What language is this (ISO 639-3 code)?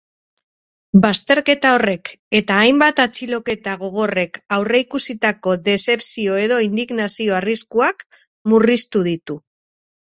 eus